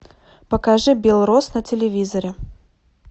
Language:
Russian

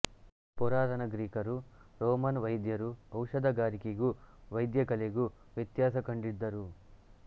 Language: Kannada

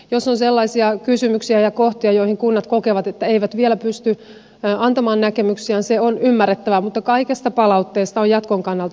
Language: Finnish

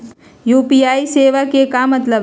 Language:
Magahi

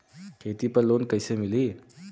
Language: Bhojpuri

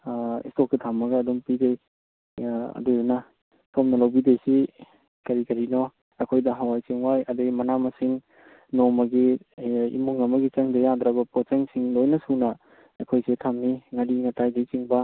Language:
Manipuri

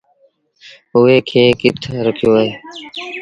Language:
Sindhi Bhil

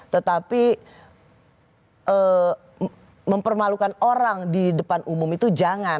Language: Indonesian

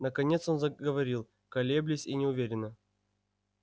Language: Russian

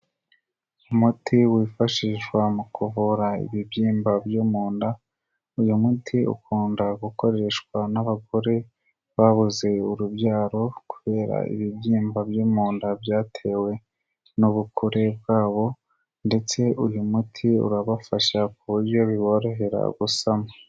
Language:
Kinyarwanda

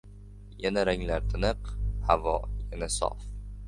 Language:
Uzbek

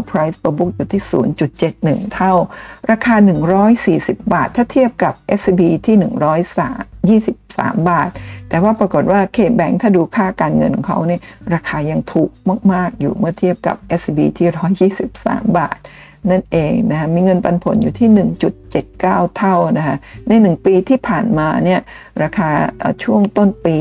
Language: Thai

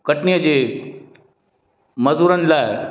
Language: Sindhi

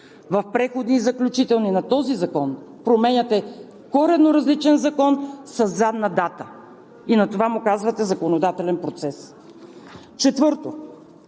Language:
Bulgarian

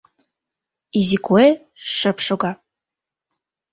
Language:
Mari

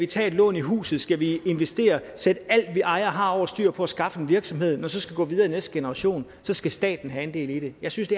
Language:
Danish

